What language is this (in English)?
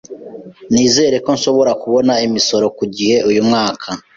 Kinyarwanda